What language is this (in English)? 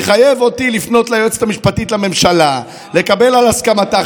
Hebrew